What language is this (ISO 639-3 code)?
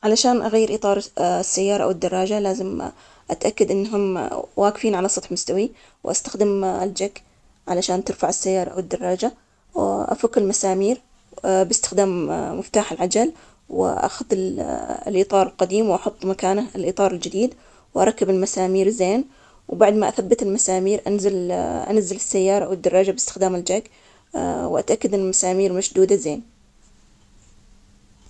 acx